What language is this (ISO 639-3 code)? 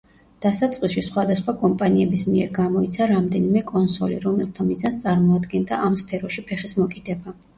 kat